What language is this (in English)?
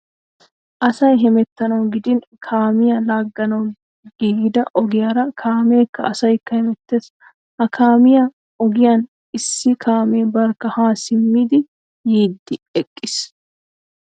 Wolaytta